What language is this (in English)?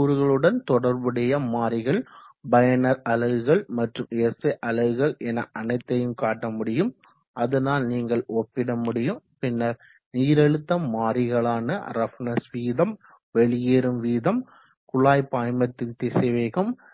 Tamil